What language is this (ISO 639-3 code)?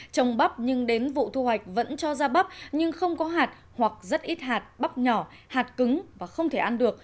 vie